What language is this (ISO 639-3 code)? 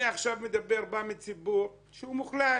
heb